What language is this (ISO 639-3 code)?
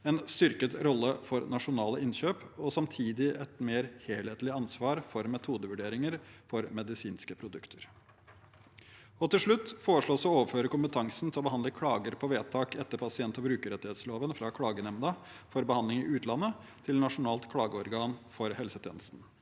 nor